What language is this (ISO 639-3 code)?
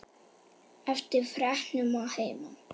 isl